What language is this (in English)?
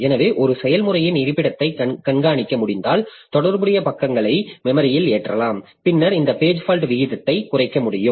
Tamil